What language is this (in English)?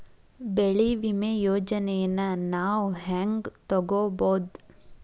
Kannada